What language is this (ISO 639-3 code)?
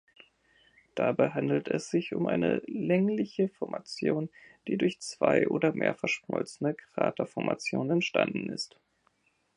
deu